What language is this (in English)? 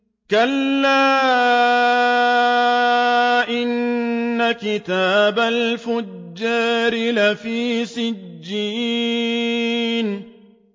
Arabic